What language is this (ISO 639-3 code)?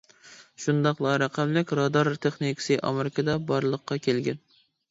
uig